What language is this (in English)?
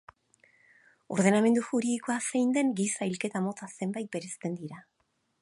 Basque